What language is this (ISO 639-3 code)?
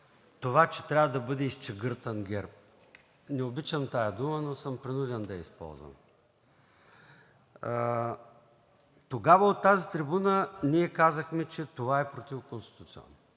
bul